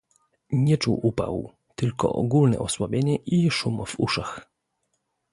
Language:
Polish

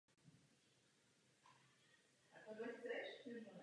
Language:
Czech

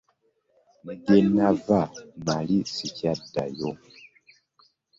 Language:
Ganda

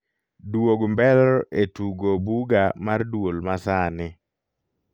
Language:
Luo (Kenya and Tanzania)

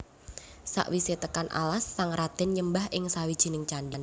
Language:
Javanese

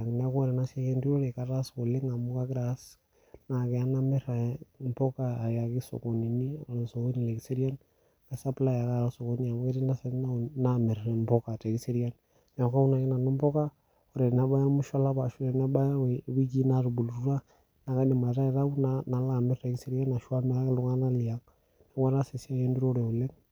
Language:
Masai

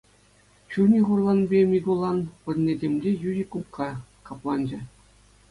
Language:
Chuvash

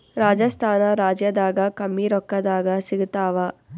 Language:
Kannada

